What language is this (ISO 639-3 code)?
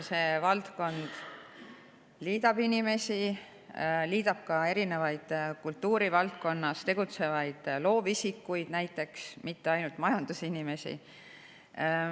est